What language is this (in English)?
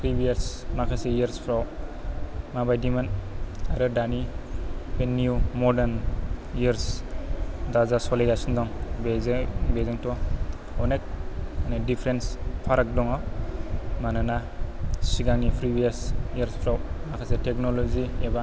Bodo